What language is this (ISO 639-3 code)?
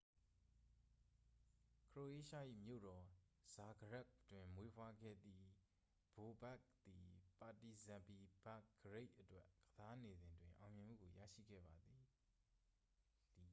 mya